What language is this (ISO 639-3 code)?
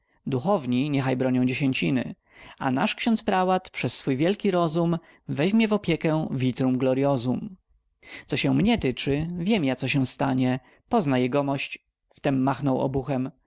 pol